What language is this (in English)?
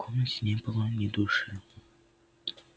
Russian